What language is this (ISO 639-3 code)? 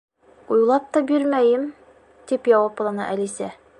bak